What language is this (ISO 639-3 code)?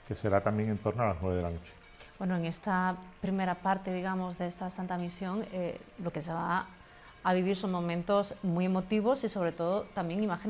spa